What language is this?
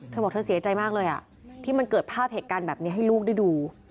Thai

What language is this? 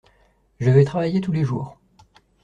French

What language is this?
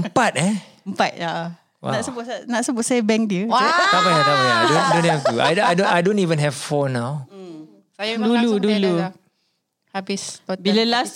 Malay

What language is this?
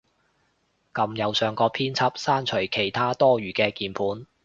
Cantonese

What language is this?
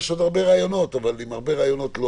Hebrew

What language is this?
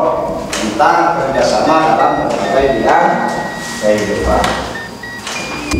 Indonesian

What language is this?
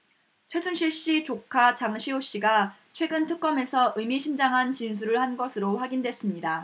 Korean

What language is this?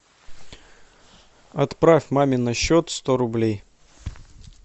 Russian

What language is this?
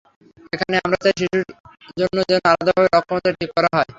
Bangla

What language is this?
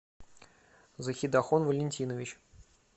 Russian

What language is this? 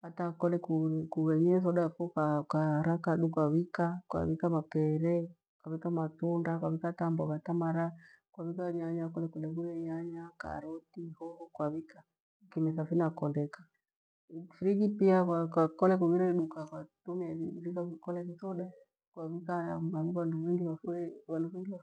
Gweno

